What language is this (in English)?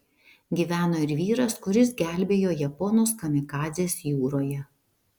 Lithuanian